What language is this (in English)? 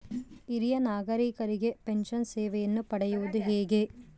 Kannada